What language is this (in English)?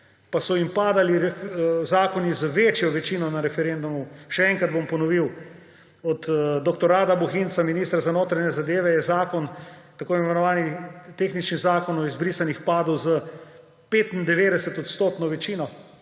Slovenian